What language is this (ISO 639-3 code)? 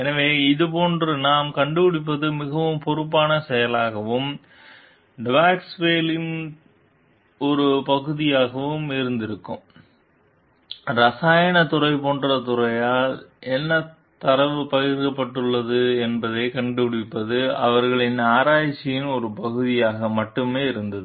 tam